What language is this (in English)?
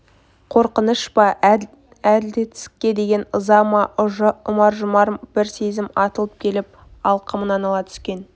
Kazakh